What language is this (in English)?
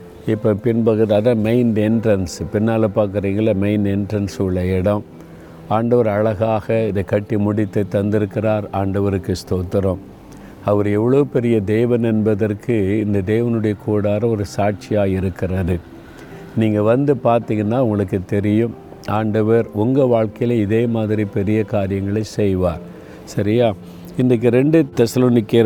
Tamil